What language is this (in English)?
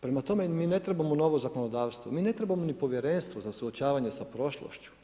Croatian